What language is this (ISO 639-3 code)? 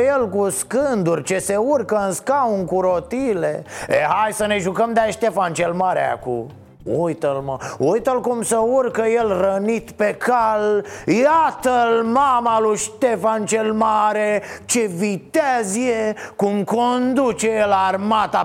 ron